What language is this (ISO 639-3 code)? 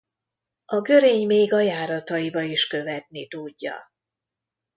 hun